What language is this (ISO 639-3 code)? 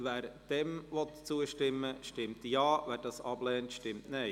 gsw